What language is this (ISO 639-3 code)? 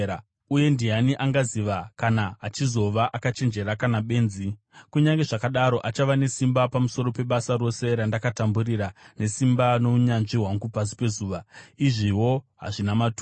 sna